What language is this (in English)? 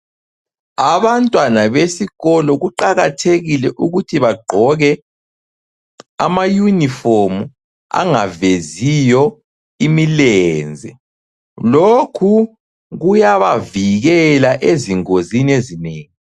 North Ndebele